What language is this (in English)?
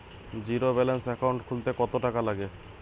Bangla